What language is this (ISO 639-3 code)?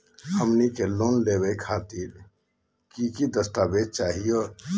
mag